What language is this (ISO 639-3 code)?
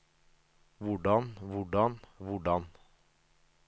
nor